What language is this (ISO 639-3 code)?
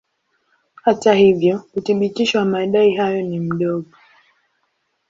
swa